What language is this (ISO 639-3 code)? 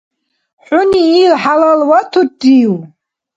dar